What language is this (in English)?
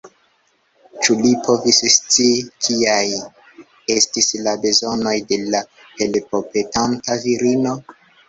Esperanto